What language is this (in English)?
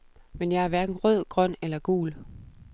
Danish